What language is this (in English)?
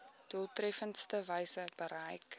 Afrikaans